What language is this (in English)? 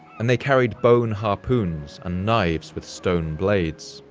English